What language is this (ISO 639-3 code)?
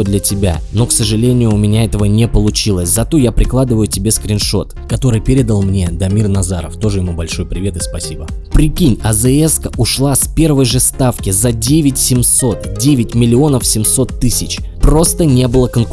rus